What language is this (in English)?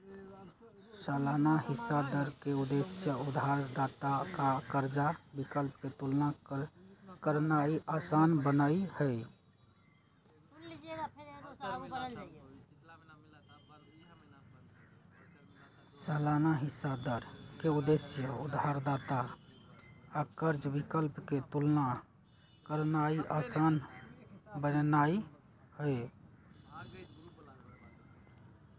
Magahi